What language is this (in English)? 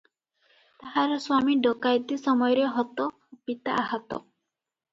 Odia